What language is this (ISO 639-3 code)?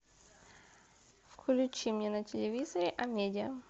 rus